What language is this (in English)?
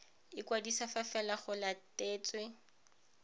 Tswana